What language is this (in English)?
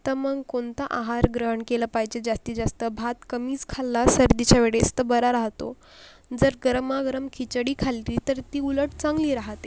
Marathi